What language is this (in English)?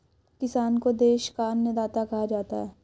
Hindi